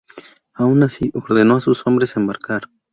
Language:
Spanish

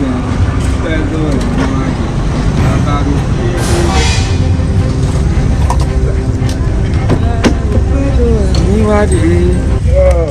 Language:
French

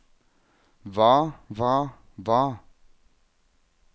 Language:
Norwegian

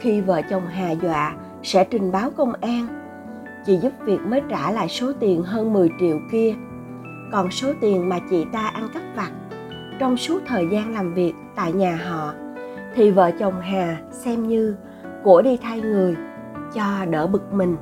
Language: Vietnamese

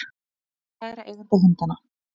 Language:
Icelandic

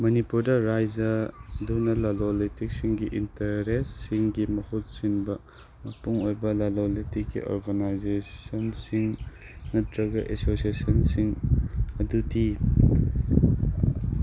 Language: Manipuri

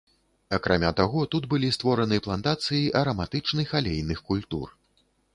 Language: Belarusian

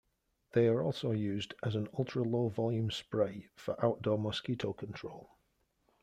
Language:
English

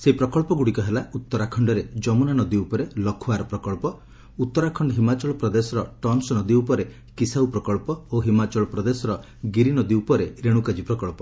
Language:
Odia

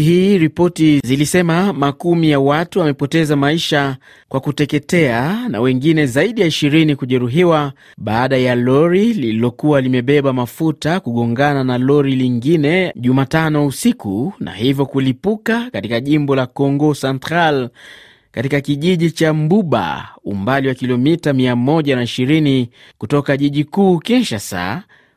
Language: Swahili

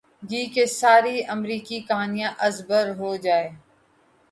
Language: Urdu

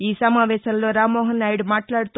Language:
Telugu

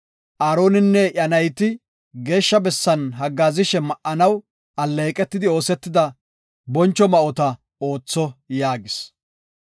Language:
Gofa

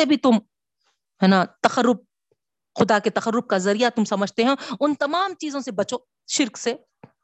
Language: Urdu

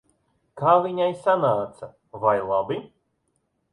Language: Latvian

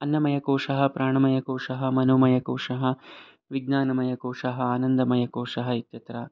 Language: Sanskrit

